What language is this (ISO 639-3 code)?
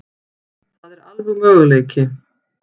isl